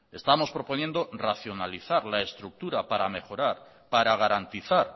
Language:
Spanish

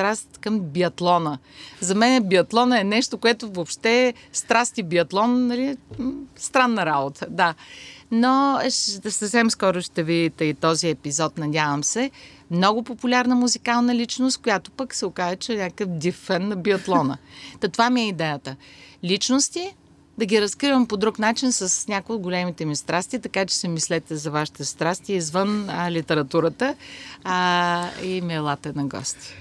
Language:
Bulgarian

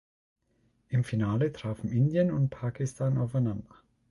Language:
German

